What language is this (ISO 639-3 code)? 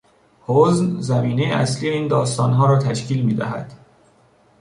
fas